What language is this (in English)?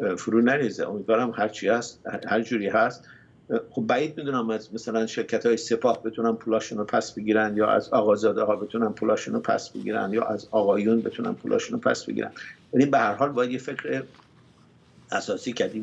Persian